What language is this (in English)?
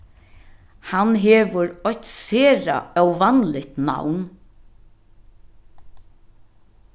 Faroese